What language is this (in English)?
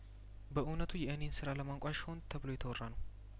Amharic